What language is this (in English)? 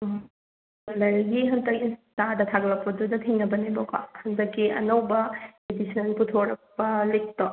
Manipuri